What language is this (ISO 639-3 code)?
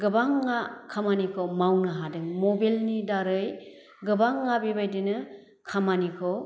brx